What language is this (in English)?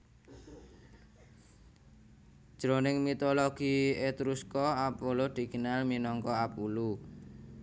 Javanese